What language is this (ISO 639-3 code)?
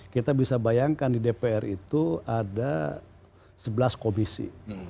ind